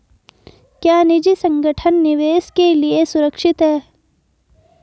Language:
Hindi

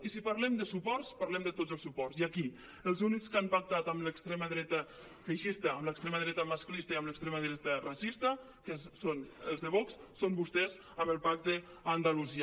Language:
Catalan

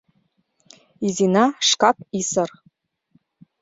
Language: Mari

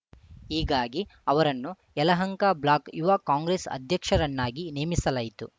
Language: Kannada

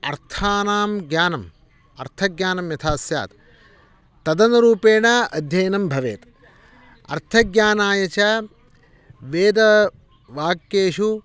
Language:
Sanskrit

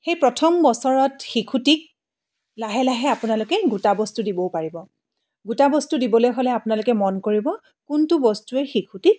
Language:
Assamese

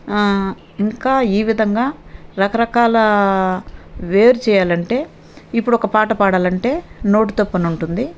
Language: Telugu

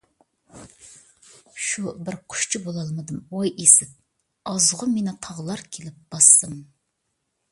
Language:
Uyghur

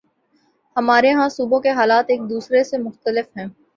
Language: Urdu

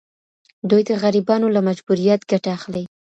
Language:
Pashto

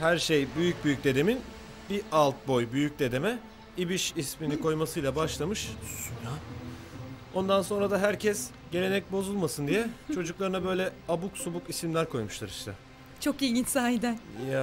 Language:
Turkish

